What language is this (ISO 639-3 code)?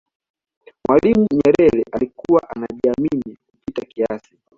swa